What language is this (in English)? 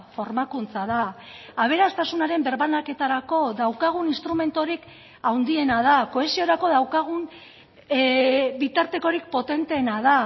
Basque